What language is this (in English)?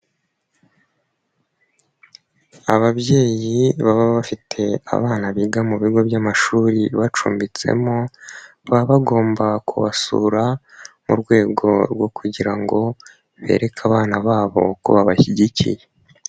Kinyarwanda